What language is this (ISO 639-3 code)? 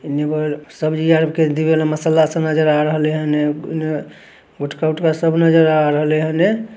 mag